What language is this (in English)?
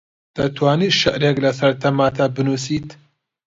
Central Kurdish